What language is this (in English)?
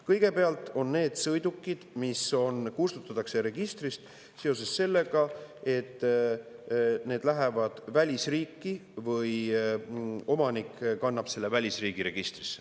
Estonian